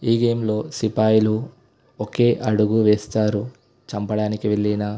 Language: Telugu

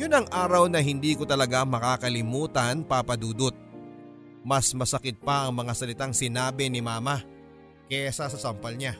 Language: Filipino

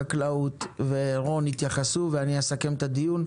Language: Hebrew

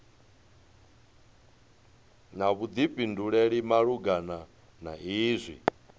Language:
Venda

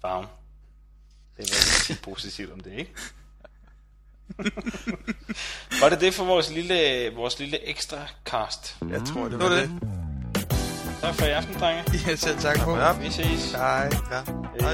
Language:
Danish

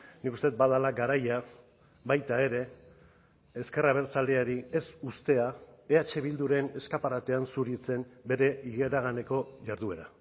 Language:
Basque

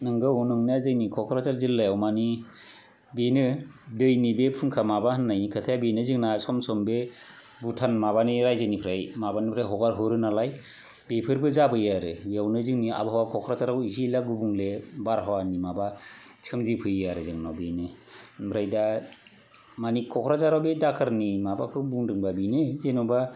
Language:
Bodo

